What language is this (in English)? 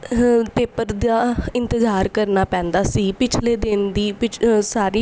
Punjabi